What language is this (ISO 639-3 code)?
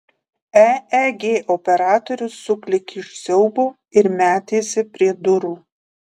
lit